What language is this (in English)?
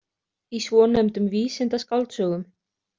Icelandic